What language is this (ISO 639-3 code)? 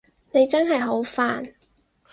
yue